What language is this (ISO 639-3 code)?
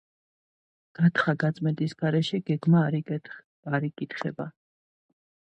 kat